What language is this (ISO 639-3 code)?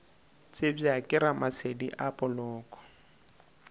nso